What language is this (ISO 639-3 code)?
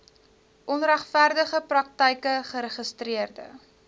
afr